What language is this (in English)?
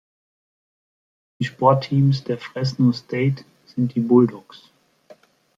German